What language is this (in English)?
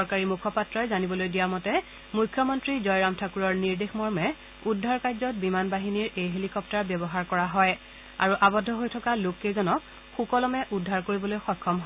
Assamese